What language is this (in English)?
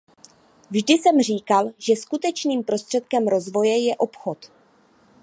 Czech